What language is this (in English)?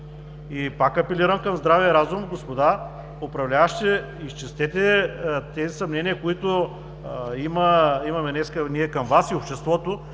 Bulgarian